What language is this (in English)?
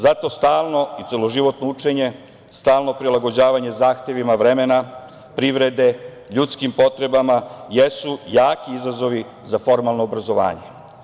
Serbian